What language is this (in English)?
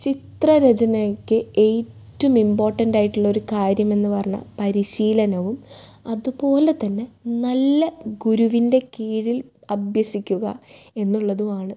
Malayalam